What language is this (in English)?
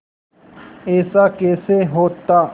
Hindi